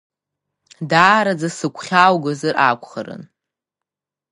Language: Abkhazian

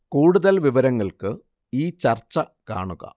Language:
Malayalam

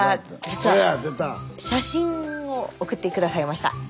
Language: Japanese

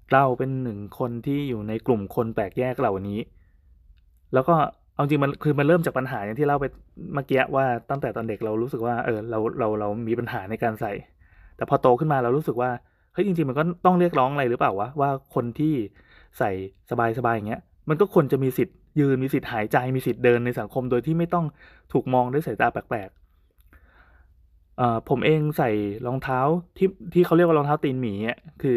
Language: Thai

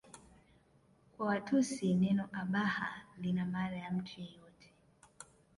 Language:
Swahili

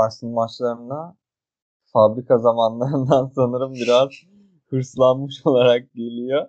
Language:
Turkish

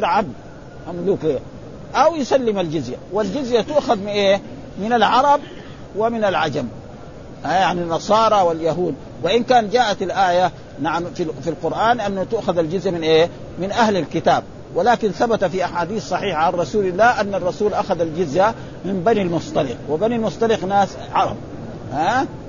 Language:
Arabic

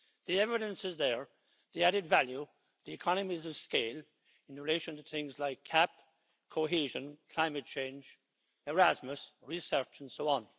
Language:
English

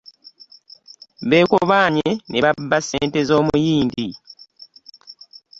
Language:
Ganda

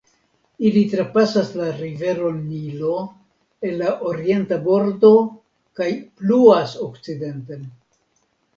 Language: Esperanto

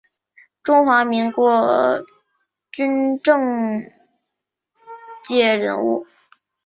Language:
Chinese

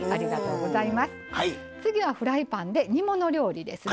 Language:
Japanese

